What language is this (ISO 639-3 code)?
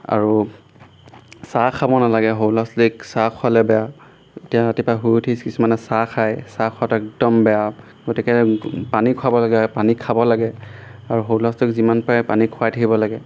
asm